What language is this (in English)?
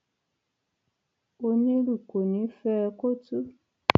Yoruba